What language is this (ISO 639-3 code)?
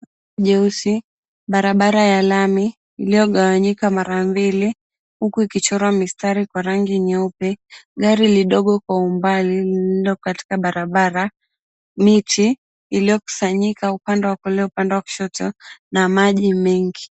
swa